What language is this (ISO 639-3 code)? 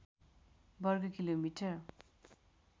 nep